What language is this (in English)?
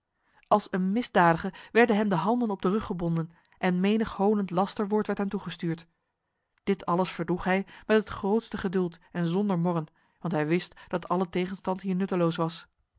Dutch